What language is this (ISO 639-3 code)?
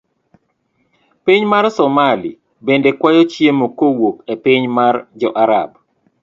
luo